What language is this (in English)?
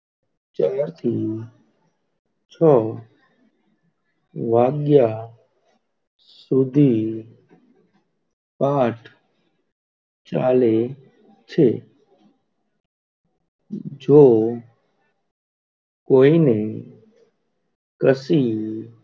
Gujarati